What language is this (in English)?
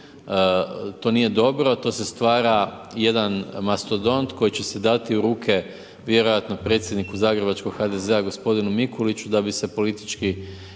Croatian